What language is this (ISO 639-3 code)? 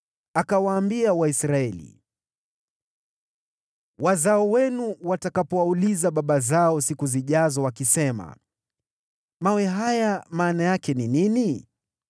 swa